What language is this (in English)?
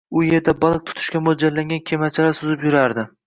Uzbek